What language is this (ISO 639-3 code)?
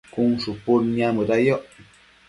mcf